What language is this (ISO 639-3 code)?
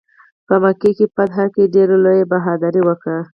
pus